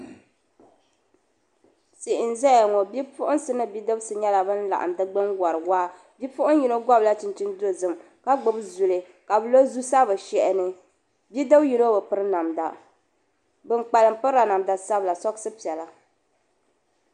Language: Dagbani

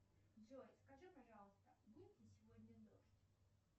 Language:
Russian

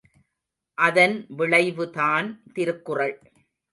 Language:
Tamil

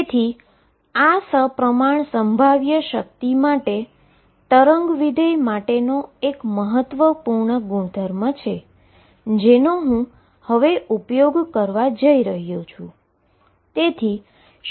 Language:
Gujarati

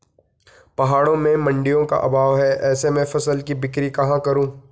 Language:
Hindi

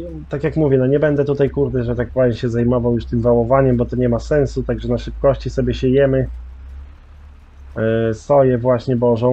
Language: Polish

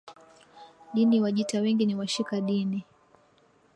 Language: Swahili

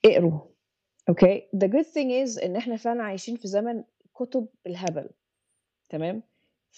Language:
Arabic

